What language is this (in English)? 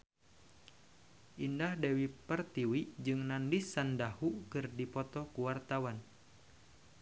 Sundanese